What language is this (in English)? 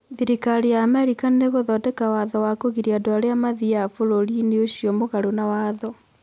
Kikuyu